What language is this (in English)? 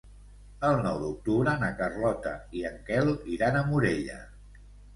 Catalan